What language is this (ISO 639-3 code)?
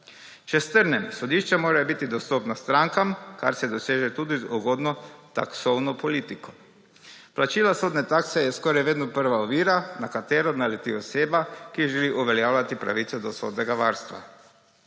slv